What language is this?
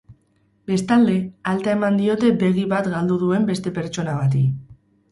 Basque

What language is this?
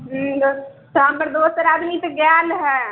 Maithili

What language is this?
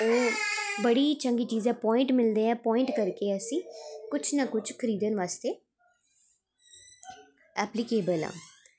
Dogri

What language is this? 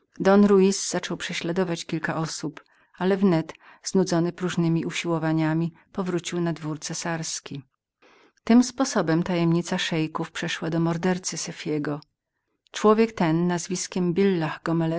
Polish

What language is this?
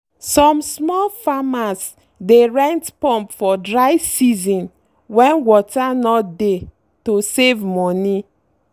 Nigerian Pidgin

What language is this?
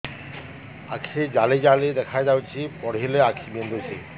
Odia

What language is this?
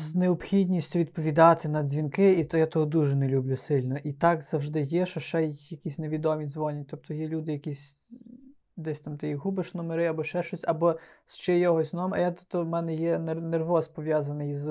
Ukrainian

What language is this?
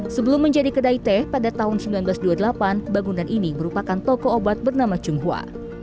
Indonesian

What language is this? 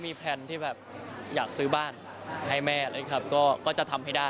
Thai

